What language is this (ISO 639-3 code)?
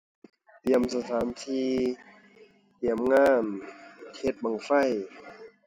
tha